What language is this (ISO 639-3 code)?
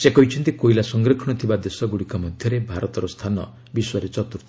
ori